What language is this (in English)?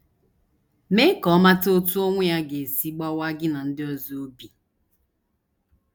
Igbo